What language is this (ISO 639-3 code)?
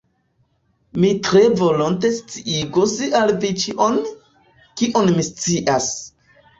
epo